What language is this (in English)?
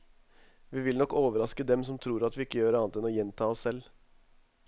Norwegian